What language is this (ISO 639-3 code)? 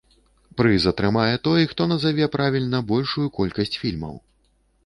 bel